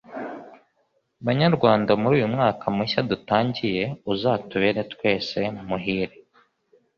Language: Kinyarwanda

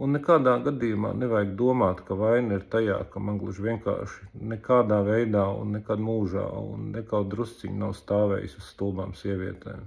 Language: Latvian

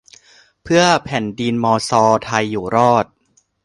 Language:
Thai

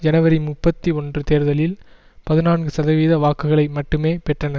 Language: Tamil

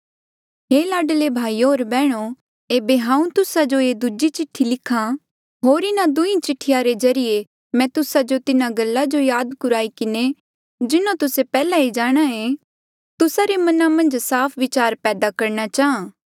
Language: Mandeali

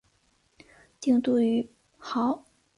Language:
Chinese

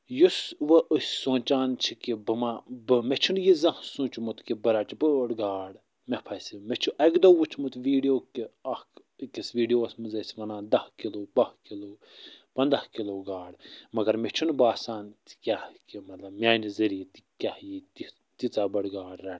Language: Kashmiri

